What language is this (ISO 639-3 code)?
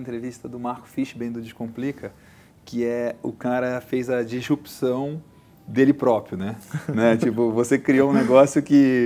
por